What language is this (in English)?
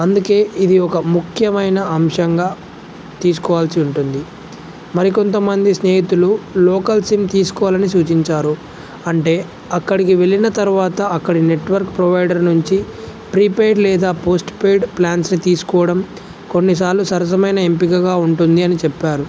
Telugu